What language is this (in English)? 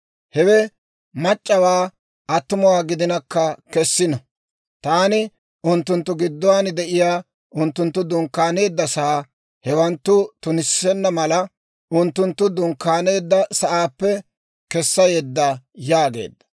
Dawro